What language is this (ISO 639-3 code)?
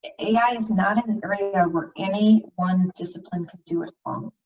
eng